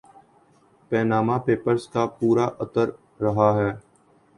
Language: Urdu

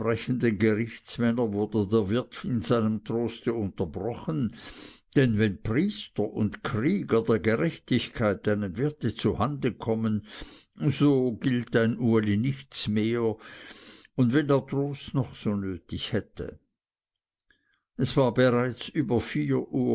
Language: German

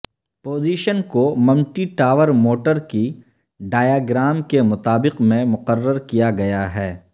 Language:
Urdu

